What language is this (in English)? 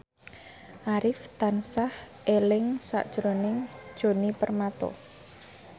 Javanese